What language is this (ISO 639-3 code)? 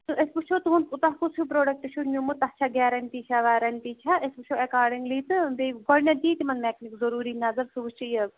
kas